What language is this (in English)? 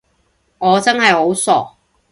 Cantonese